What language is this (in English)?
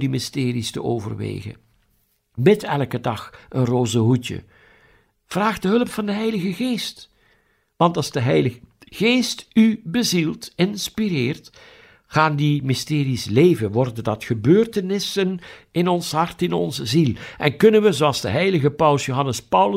Dutch